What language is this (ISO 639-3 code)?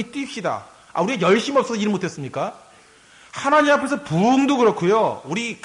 kor